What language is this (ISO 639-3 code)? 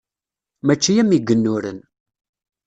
kab